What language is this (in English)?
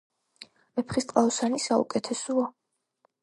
Georgian